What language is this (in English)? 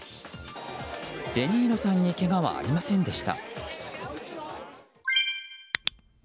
Japanese